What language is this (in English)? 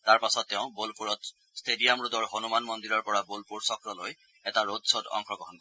Assamese